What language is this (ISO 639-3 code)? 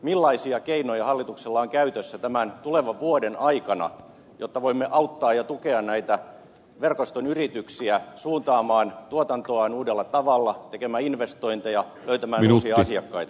fin